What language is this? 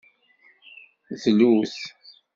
Kabyle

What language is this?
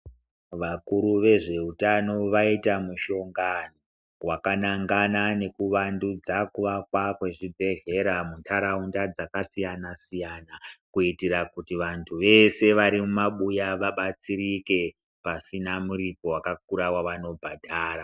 Ndau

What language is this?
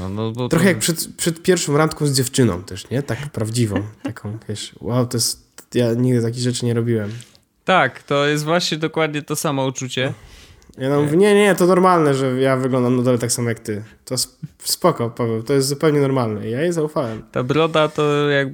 Polish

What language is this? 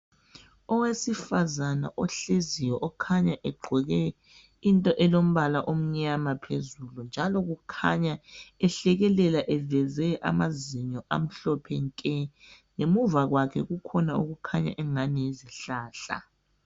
North Ndebele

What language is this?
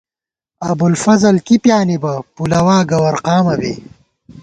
Gawar-Bati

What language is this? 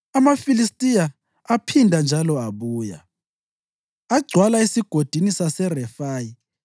North Ndebele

